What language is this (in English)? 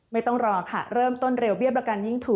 Thai